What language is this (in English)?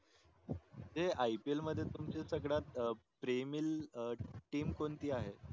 Marathi